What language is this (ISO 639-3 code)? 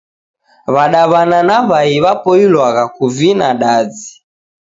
dav